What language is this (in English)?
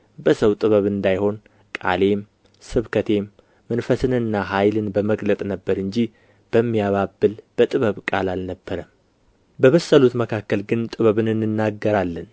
Amharic